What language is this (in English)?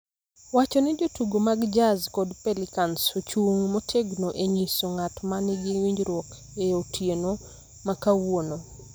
Luo (Kenya and Tanzania)